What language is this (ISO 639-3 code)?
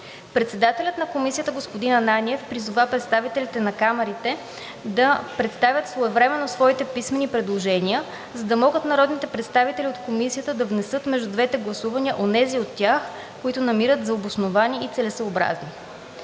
bul